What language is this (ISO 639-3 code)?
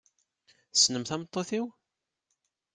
kab